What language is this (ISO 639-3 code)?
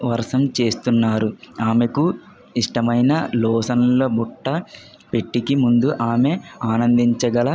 tel